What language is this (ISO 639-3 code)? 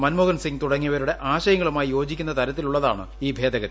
mal